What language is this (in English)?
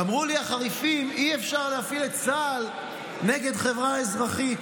Hebrew